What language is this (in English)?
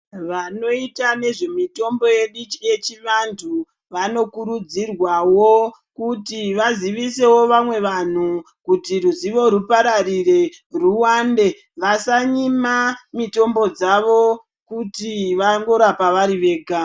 Ndau